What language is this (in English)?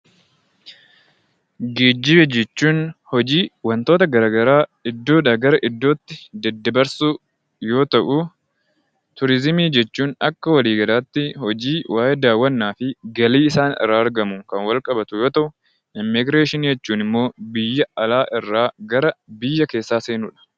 Oromo